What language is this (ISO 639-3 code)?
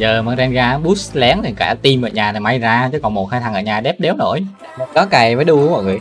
vie